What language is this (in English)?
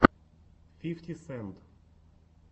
Russian